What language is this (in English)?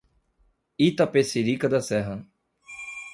Portuguese